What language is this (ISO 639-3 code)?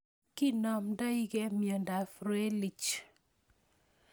kln